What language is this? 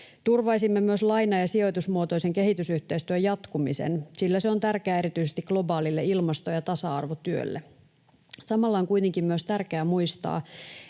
Finnish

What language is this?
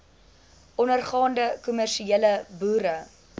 Afrikaans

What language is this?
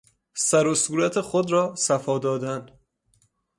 Persian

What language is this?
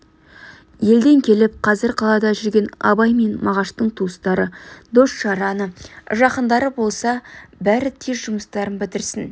Kazakh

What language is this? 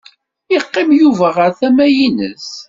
Kabyle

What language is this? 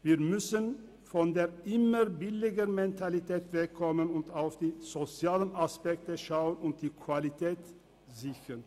Swiss German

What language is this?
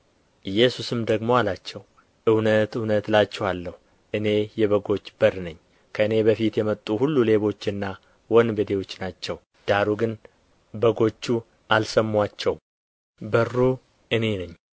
Amharic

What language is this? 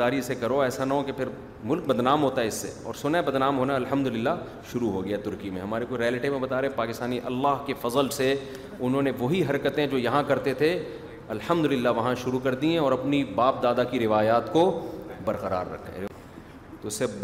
Urdu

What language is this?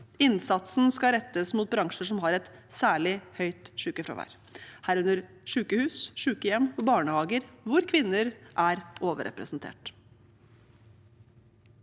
Norwegian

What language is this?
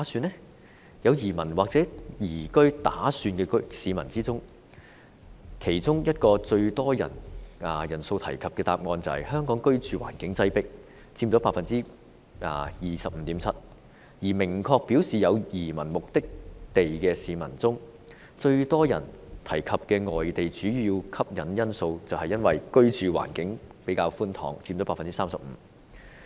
Cantonese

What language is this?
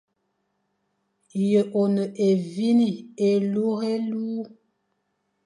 Fang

